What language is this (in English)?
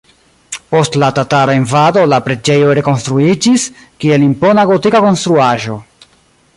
Esperanto